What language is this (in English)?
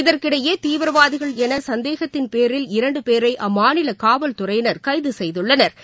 Tamil